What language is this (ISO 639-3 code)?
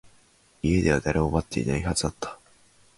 jpn